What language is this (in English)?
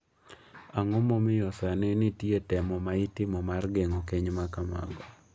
Luo (Kenya and Tanzania)